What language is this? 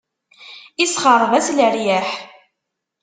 Kabyle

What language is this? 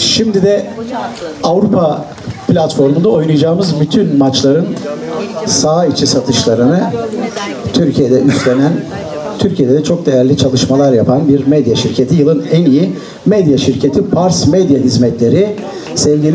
Turkish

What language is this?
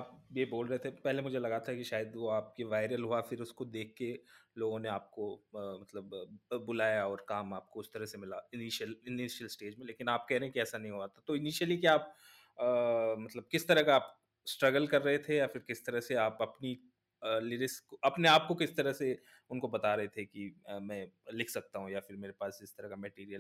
Hindi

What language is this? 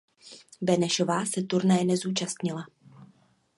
Czech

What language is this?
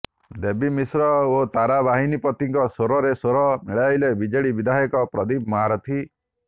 Odia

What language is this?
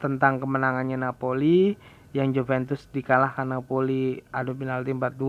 Indonesian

